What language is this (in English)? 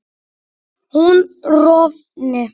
Icelandic